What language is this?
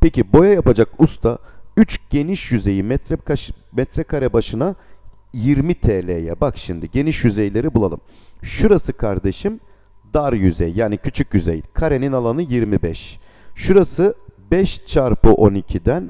Turkish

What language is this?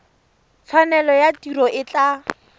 Tswana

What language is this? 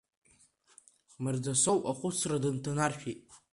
Abkhazian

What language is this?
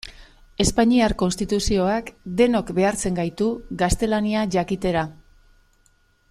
Basque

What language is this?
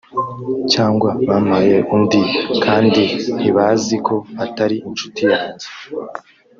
Kinyarwanda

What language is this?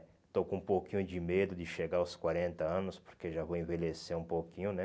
Portuguese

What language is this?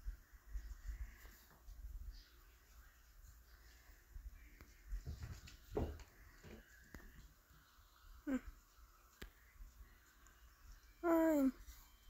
English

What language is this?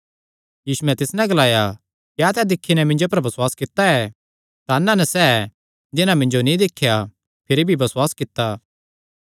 Kangri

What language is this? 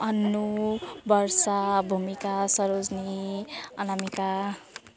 Nepali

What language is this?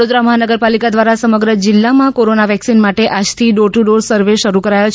Gujarati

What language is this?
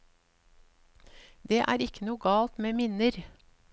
Norwegian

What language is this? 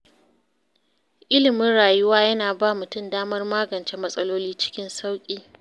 Hausa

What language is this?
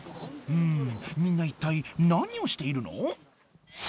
Japanese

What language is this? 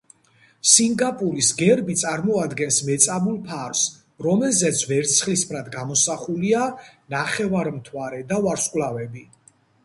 Georgian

